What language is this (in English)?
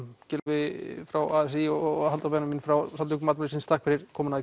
Icelandic